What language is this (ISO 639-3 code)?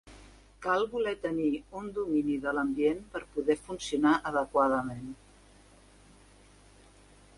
cat